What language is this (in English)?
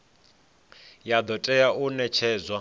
Venda